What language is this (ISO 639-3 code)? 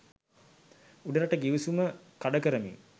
sin